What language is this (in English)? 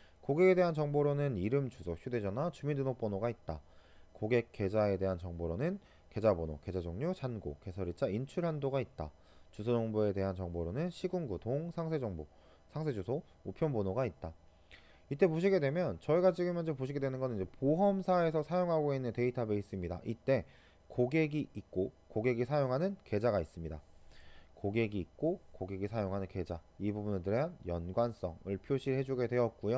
Korean